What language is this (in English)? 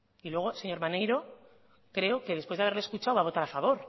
Spanish